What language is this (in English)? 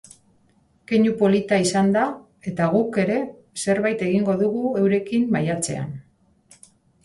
Basque